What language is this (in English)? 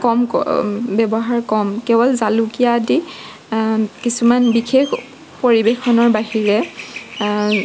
Assamese